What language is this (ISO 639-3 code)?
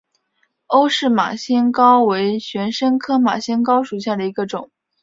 zho